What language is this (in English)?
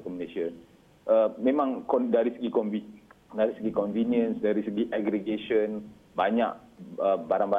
Malay